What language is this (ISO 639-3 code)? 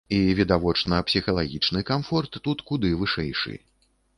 bel